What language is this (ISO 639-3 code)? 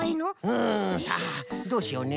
jpn